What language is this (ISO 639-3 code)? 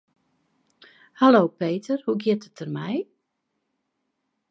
fry